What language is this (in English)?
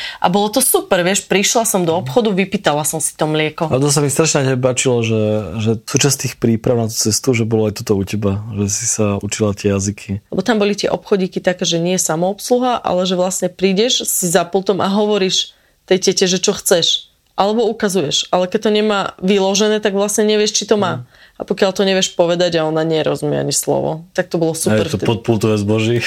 Slovak